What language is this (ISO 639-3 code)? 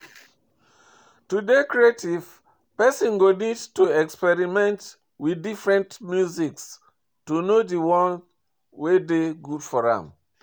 pcm